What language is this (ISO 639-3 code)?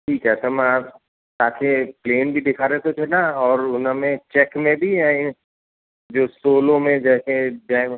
snd